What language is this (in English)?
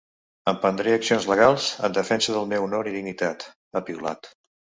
Catalan